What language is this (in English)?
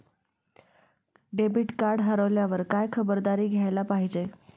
Marathi